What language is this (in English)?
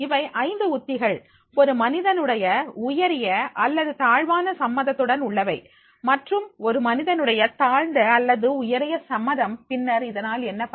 Tamil